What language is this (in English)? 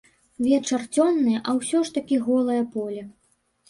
Belarusian